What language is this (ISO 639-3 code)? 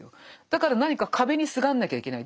jpn